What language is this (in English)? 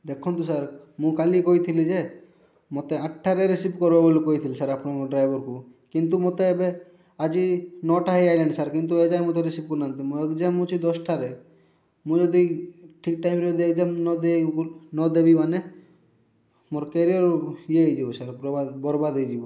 Odia